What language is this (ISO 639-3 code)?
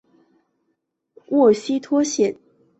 zho